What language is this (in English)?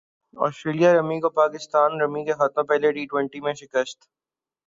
Urdu